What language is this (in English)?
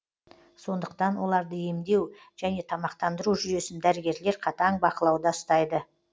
Kazakh